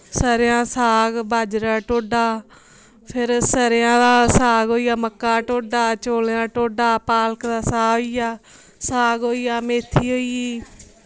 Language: Dogri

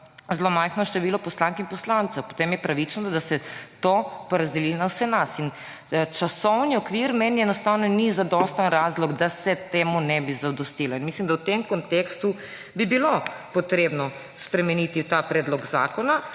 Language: Slovenian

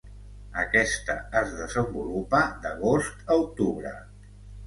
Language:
Catalan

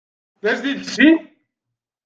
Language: Kabyle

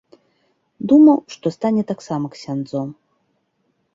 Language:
Belarusian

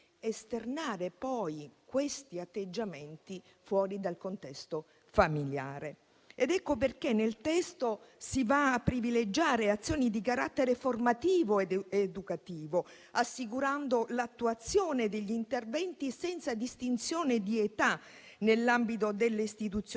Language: Italian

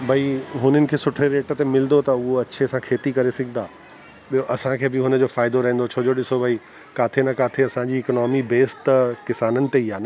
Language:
Sindhi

